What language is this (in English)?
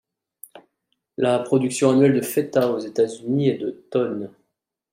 French